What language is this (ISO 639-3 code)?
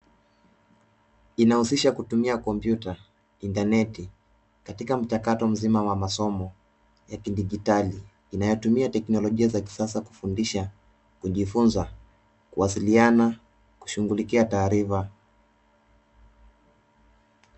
swa